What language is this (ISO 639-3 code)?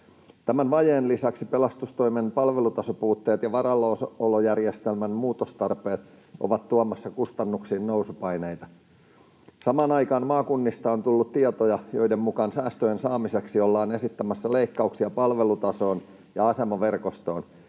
fin